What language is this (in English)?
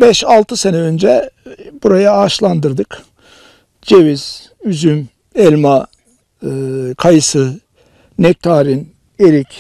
Turkish